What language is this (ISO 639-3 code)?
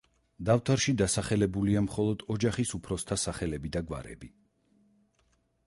kat